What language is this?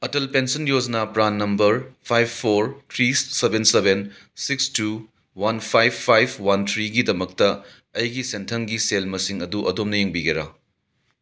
Manipuri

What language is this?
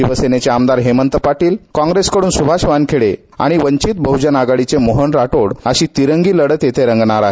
Marathi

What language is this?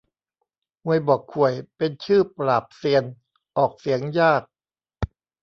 Thai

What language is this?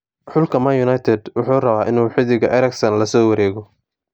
Somali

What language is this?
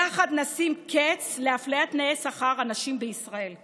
Hebrew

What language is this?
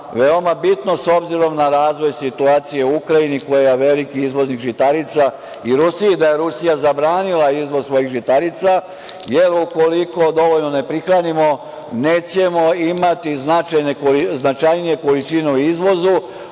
Serbian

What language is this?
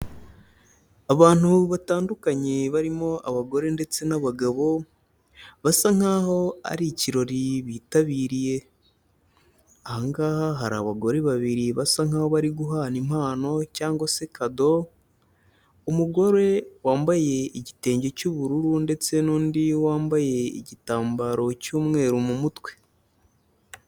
Kinyarwanda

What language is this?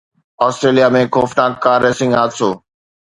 Sindhi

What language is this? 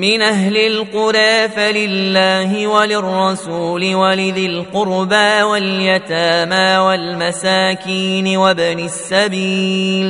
Arabic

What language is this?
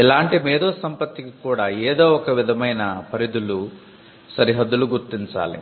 Telugu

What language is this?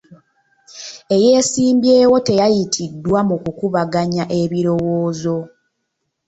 Ganda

